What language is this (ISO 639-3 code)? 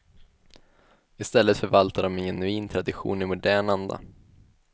swe